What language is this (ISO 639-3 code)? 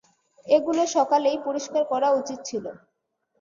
ben